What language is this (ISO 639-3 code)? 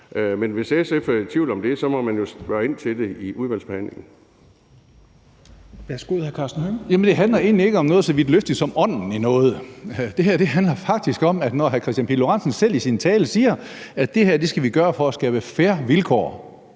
dan